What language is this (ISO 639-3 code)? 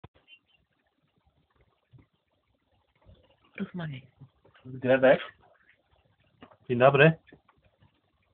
pol